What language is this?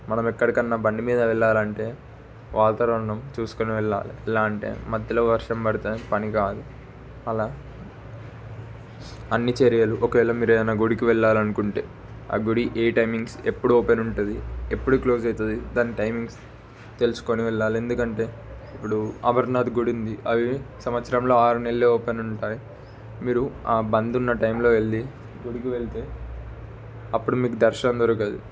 Telugu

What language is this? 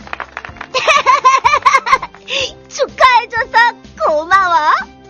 Korean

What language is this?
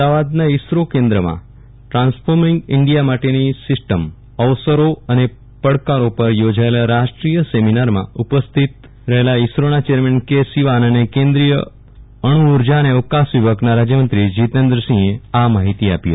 Gujarati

